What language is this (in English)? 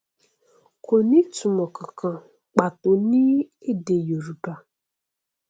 Yoruba